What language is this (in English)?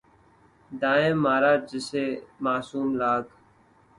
Urdu